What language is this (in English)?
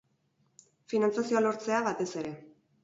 Basque